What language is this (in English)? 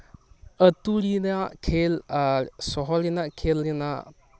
Santali